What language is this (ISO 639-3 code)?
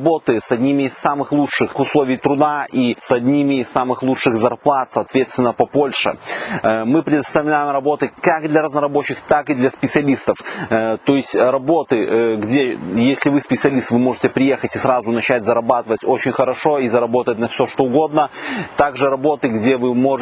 rus